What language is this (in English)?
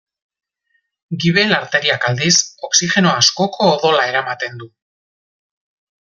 Basque